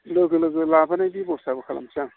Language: Bodo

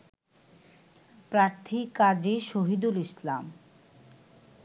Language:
Bangla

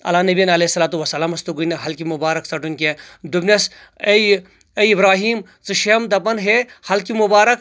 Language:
Kashmiri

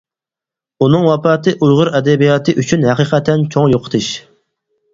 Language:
Uyghur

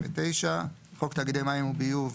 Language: Hebrew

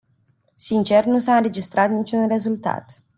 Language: Romanian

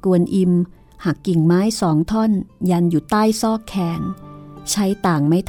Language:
Thai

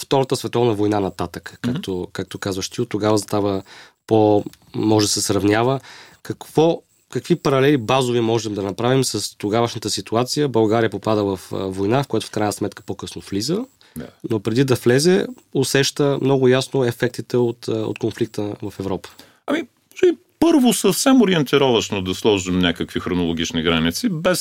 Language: Bulgarian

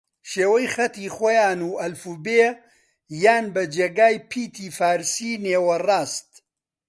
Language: Central Kurdish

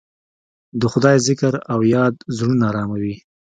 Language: Pashto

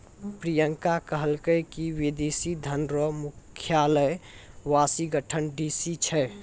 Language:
Maithili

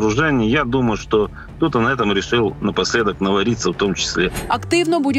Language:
Ukrainian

